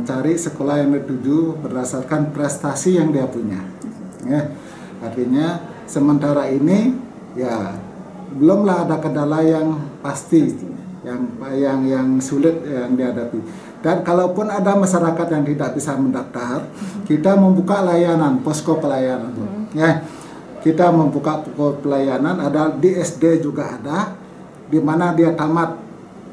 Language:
Indonesian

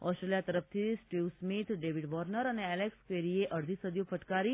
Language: Gujarati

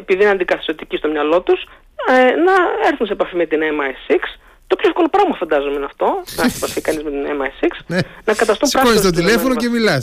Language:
Greek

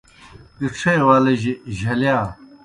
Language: Kohistani Shina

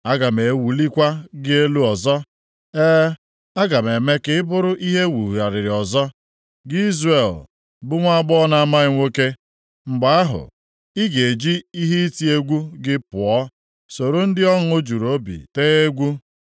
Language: Igbo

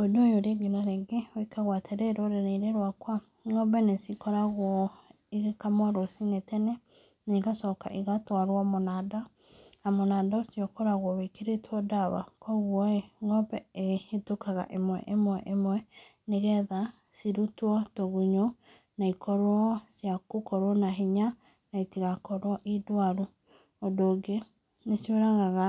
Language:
Kikuyu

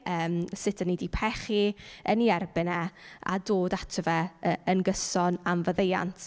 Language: Welsh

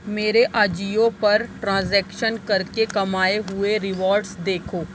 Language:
Urdu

